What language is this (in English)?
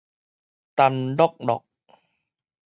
Min Nan Chinese